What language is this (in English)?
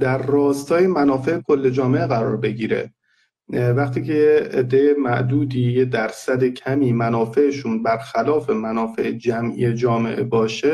Persian